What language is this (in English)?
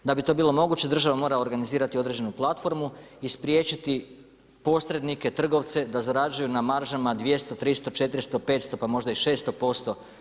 Croatian